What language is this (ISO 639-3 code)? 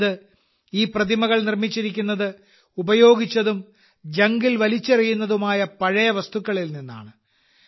mal